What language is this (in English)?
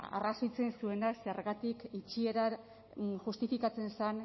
Basque